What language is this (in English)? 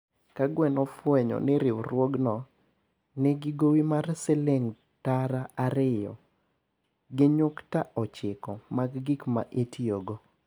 Luo (Kenya and Tanzania)